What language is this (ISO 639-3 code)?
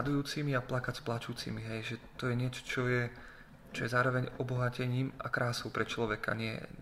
slk